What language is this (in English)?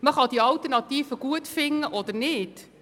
Swiss German